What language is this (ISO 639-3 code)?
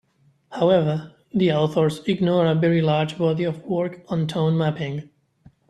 eng